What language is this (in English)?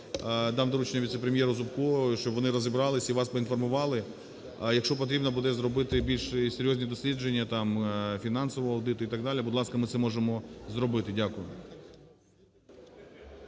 Ukrainian